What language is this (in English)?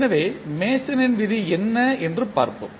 Tamil